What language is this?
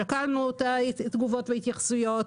Hebrew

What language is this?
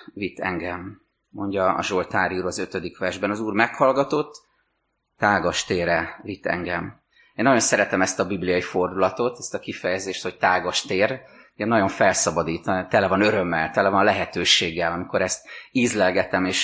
Hungarian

